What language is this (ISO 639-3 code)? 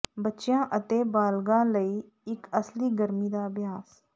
pan